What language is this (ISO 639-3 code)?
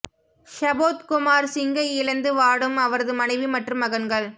tam